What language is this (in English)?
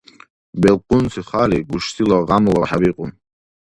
Dargwa